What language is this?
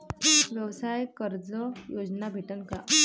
Marathi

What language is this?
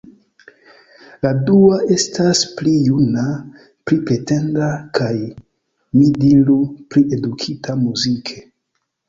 Esperanto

